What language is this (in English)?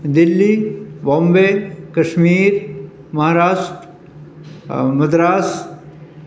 Urdu